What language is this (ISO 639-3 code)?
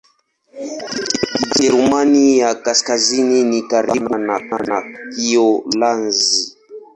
swa